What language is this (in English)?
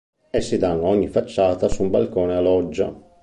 Italian